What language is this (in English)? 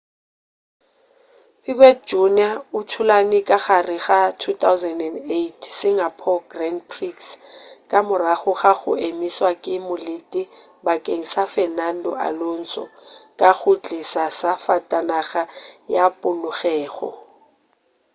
Northern Sotho